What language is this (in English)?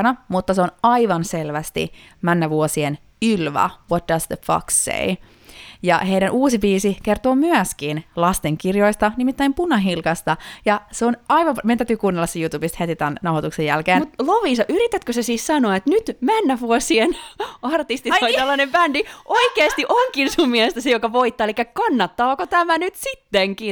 Finnish